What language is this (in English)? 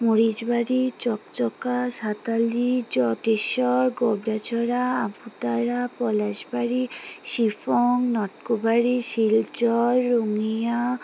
Bangla